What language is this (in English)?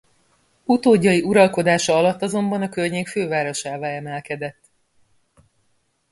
Hungarian